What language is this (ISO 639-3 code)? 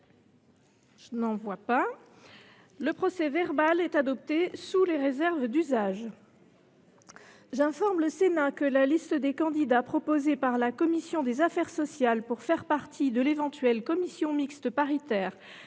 fra